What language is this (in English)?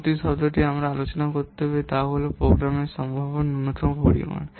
Bangla